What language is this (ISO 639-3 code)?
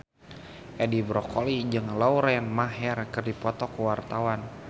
sun